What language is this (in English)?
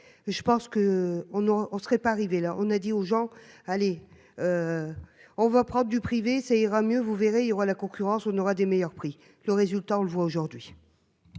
French